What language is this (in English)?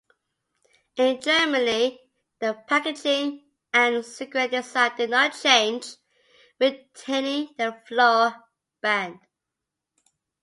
English